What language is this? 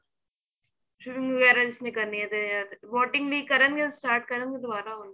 Punjabi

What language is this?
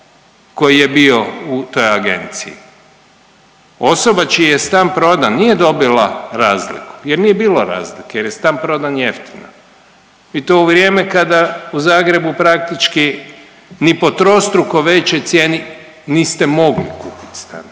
Croatian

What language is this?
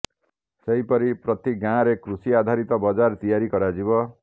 Odia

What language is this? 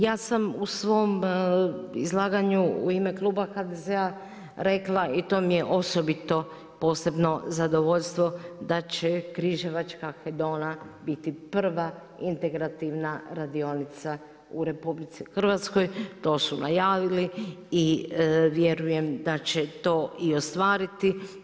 Croatian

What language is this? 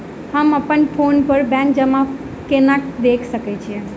Maithili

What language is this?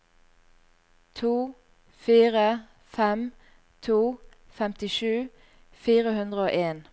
Norwegian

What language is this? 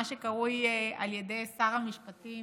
Hebrew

